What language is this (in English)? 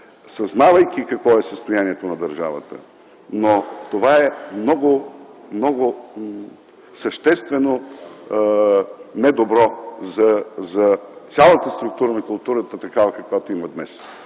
Bulgarian